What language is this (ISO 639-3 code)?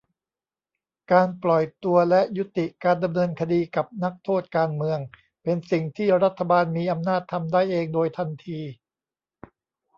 tha